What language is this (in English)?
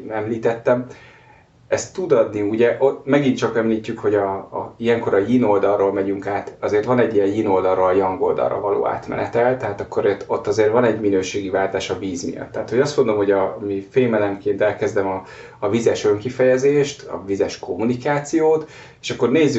Hungarian